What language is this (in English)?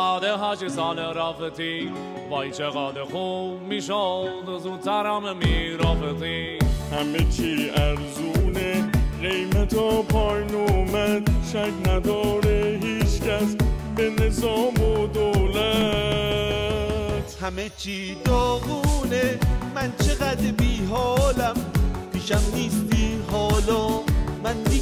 Persian